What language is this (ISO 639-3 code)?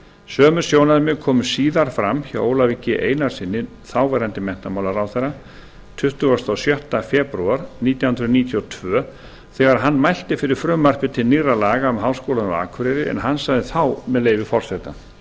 isl